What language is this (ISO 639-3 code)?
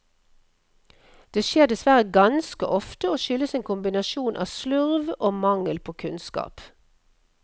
nor